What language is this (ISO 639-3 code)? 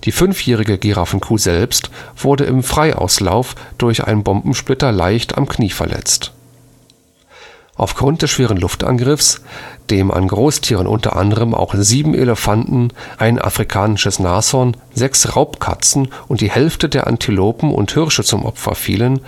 deu